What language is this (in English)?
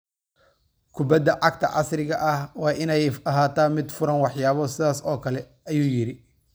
Somali